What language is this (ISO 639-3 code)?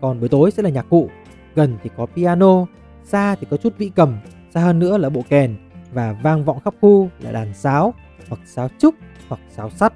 vie